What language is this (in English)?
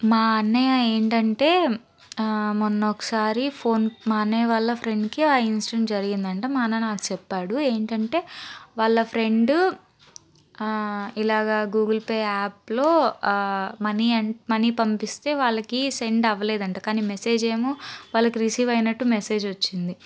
Telugu